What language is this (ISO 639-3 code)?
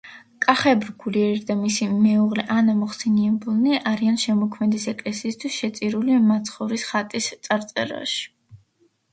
kat